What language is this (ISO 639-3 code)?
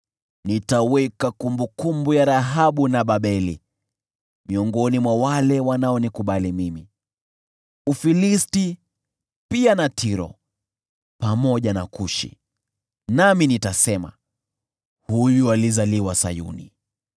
swa